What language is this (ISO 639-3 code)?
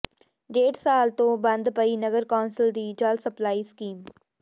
pan